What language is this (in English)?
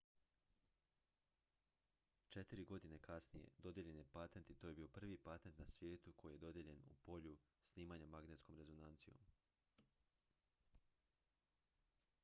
Croatian